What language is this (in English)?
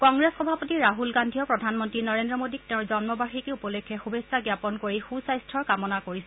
Assamese